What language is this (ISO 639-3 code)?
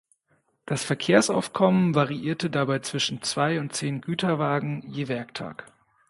deu